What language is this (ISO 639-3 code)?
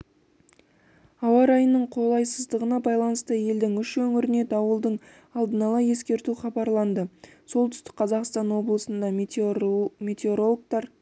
kaz